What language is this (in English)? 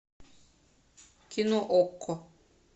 Russian